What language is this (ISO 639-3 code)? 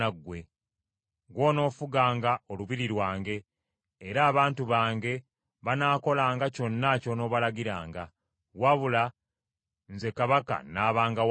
lug